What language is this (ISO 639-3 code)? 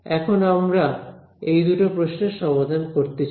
ben